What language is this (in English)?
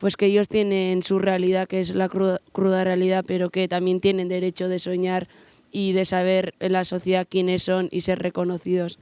Spanish